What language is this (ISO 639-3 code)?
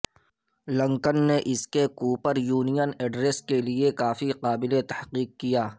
urd